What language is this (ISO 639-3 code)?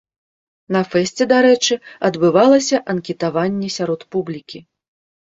bel